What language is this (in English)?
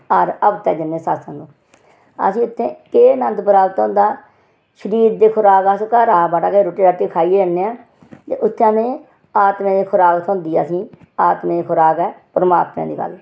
Dogri